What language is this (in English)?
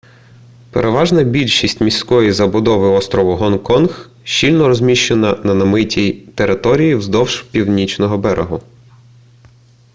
Ukrainian